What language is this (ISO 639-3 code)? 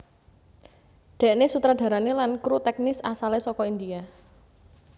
jav